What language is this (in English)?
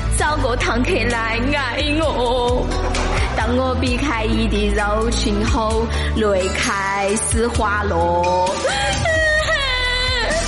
Chinese